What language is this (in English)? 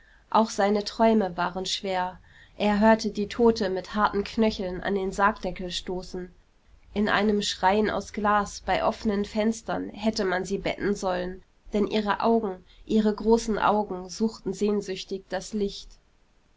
German